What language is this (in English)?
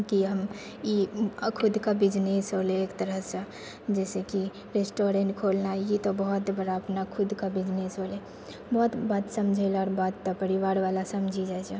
Maithili